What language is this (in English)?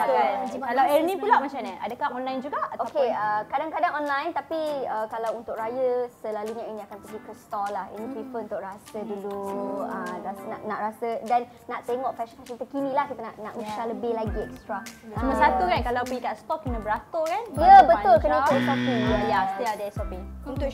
Malay